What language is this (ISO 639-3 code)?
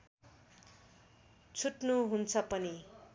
nep